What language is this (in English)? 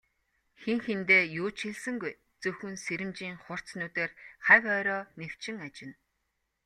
Mongolian